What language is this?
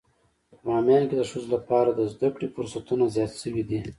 Pashto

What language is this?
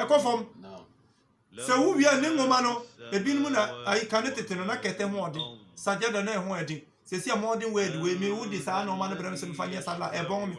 Akan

